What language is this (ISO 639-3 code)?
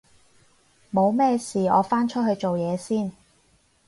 yue